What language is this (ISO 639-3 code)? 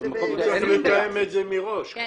heb